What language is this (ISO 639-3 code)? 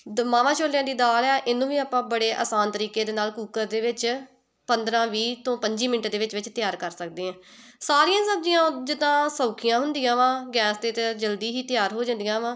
pan